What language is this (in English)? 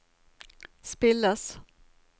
Norwegian